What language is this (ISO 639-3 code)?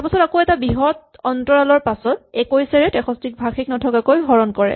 asm